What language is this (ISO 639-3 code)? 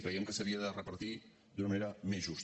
cat